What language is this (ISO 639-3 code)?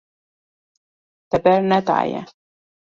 kur